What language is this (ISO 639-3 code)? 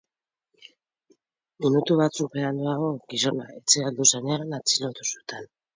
eus